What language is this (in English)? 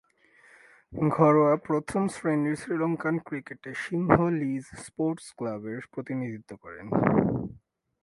Bangla